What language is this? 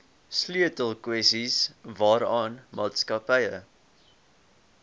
Afrikaans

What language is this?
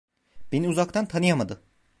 Turkish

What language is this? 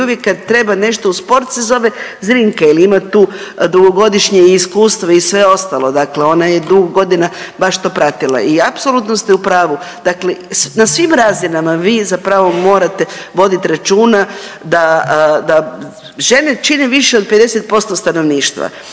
Croatian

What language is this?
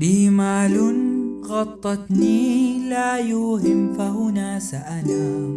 Arabic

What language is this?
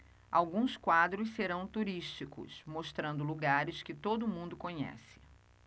Portuguese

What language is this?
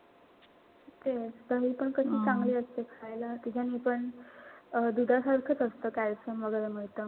Marathi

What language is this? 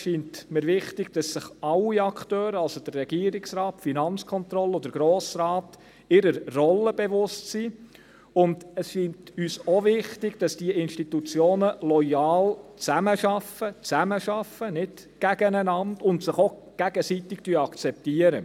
Swiss German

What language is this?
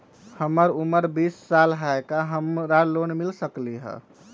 Magahi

